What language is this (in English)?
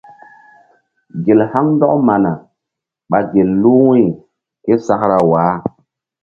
Mbum